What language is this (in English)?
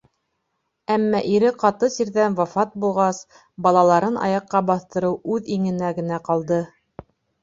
Bashkir